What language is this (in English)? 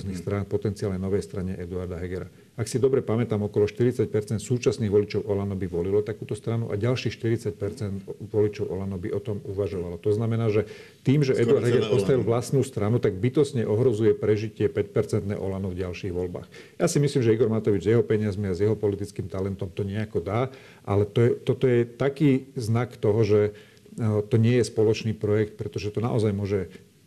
Slovak